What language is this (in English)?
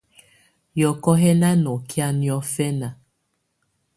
Tunen